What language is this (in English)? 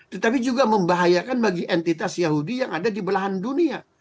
Indonesian